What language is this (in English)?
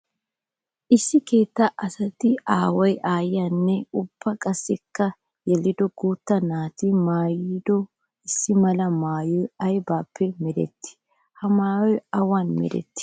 Wolaytta